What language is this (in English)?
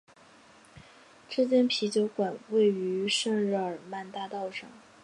Chinese